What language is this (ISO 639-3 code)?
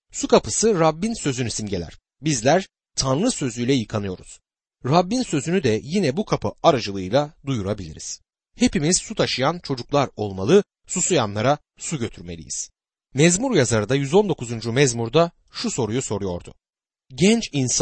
tur